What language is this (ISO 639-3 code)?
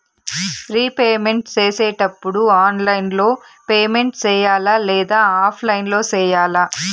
tel